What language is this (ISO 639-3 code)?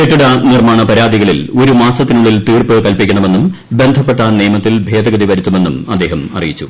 mal